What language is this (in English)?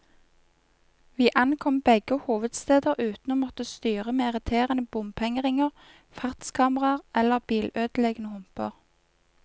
Norwegian